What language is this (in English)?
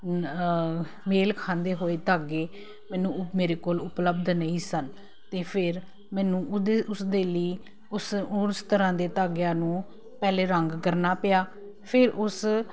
Punjabi